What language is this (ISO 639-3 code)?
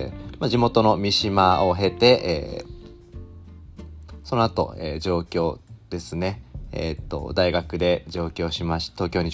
jpn